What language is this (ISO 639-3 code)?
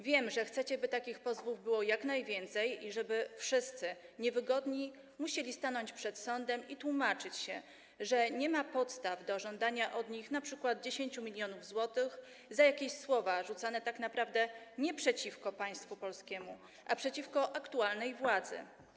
pol